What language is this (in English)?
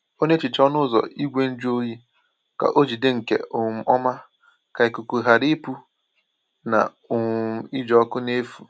Igbo